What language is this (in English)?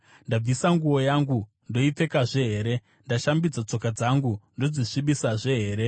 Shona